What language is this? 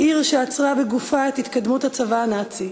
Hebrew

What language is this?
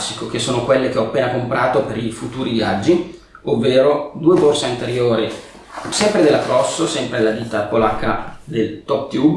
Italian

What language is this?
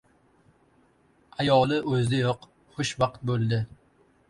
Uzbek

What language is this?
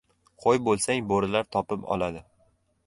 Uzbek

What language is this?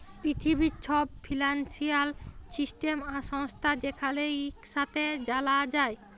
Bangla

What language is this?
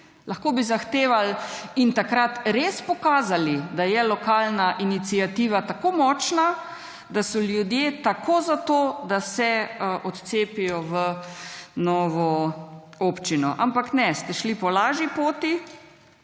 Slovenian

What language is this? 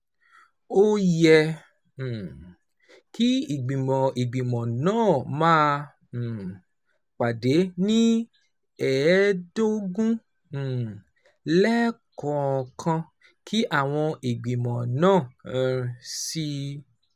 Yoruba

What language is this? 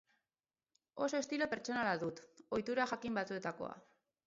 Basque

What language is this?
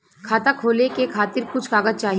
Bhojpuri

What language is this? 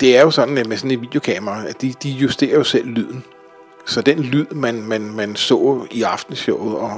Danish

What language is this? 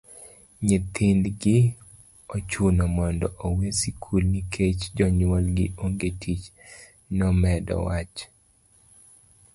Luo (Kenya and Tanzania)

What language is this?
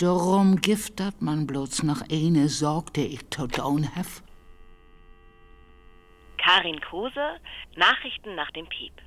German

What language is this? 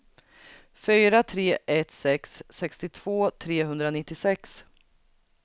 Swedish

